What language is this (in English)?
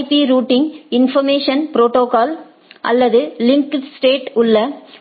Tamil